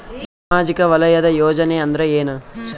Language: Kannada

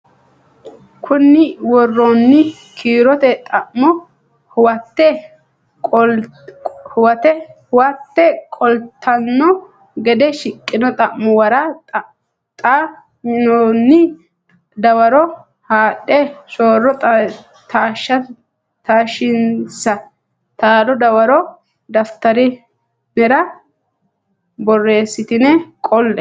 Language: Sidamo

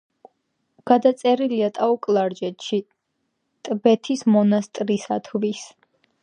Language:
Georgian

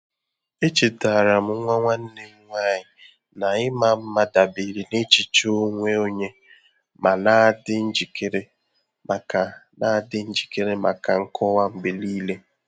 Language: Igbo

